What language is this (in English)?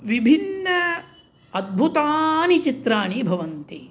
Sanskrit